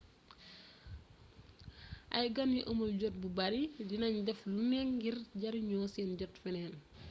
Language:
Wolof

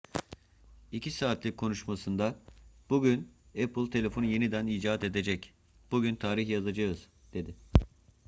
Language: Turkish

